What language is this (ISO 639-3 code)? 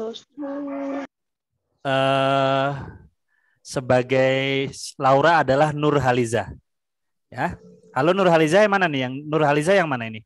ind